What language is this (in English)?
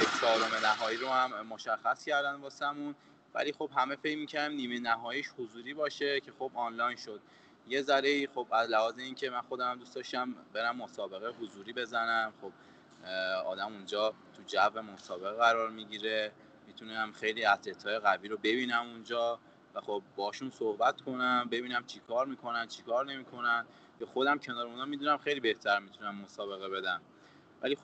Persian